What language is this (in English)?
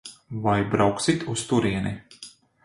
Latvian